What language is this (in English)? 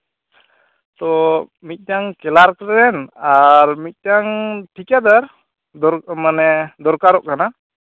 Santali